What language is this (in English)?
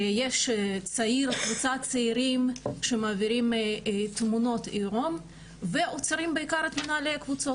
Hebrew